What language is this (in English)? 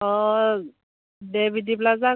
Bodo